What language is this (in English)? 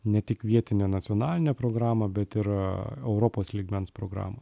Lithuanian